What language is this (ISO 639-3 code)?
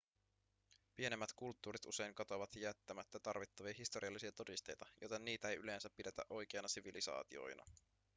fin